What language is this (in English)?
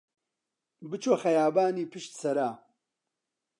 Central Kurdish